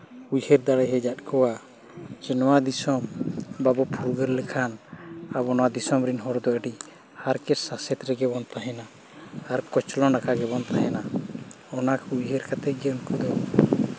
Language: Santali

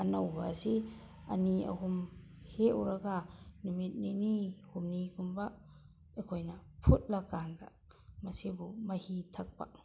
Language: Manipuri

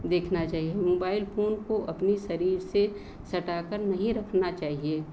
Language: Hindi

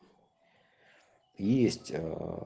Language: Russian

